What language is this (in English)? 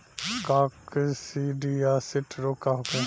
Bhojpuri